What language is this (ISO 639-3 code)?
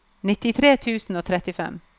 nor